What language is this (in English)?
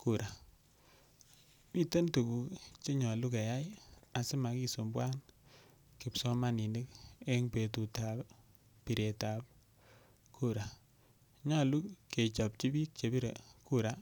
Kalenjin